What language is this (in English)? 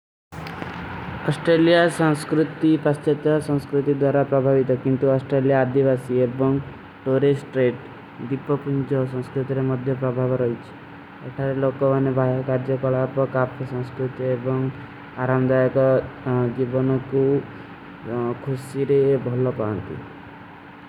Kui (India)